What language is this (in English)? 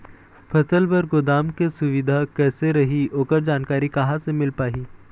Chhattisgarhi